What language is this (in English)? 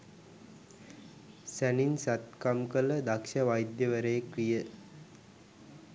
Sinhala